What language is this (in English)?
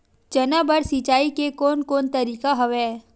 Chhattisgarhi